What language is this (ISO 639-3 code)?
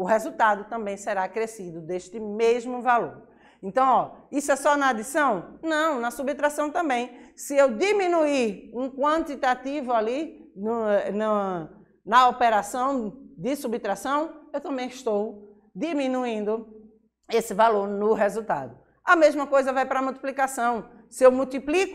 por